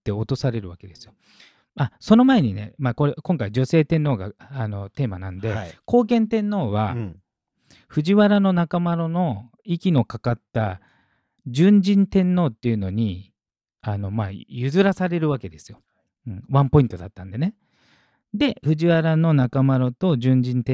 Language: Japanese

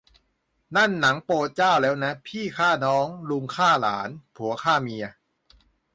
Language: Thai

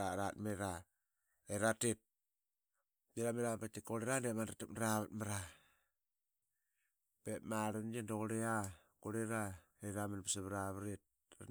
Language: Qaqet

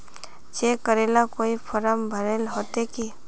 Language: Magahi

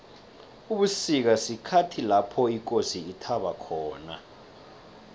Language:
South Ndebele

